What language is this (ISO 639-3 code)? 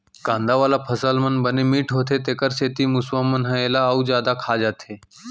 hne